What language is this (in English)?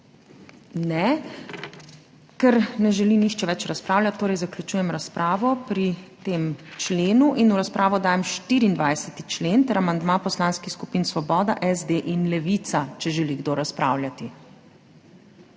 Slovenian